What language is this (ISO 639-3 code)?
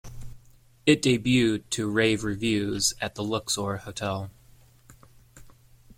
eng